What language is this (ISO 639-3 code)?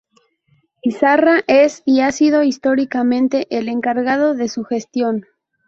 spa